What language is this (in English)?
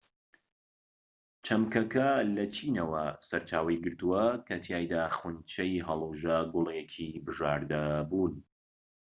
Central Kurdish